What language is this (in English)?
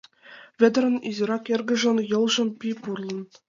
Mari